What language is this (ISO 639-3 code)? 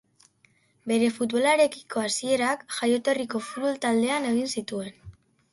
eus